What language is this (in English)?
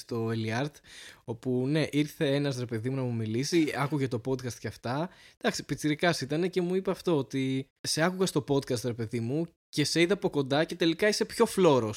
Greek